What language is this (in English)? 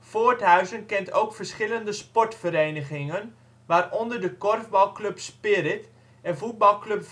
Dutch